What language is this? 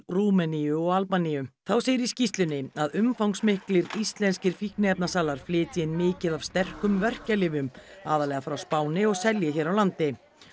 Icelandic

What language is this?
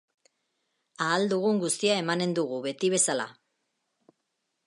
Basque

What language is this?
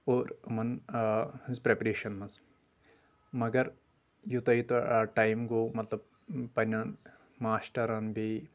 Kashmiri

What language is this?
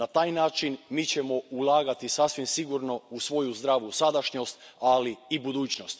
Croatian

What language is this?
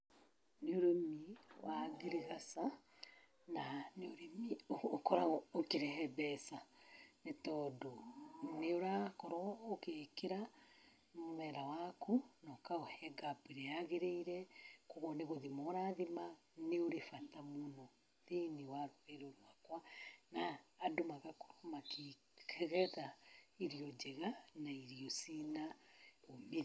Kikuyu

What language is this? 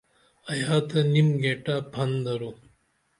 Dameli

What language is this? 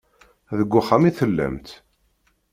Kabyle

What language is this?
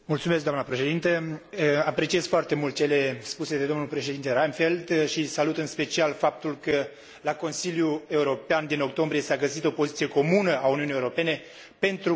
Romanian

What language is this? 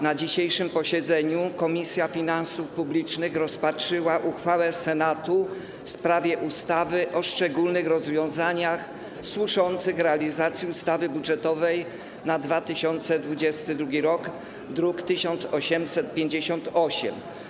Polish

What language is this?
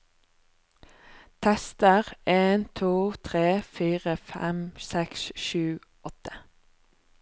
Norwegian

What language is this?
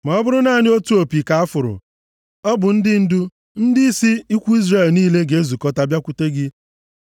Igbo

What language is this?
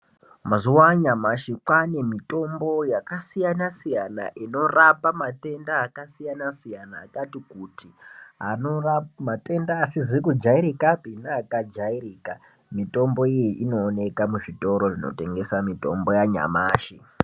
Ndau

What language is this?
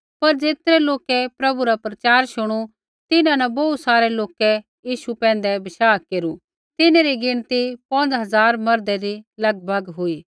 Kullu Pahari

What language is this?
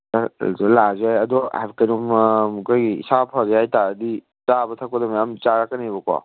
Manipuri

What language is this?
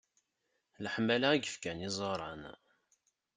Kabyle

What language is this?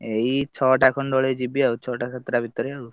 Odia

